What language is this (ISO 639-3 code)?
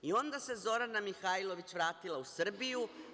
srp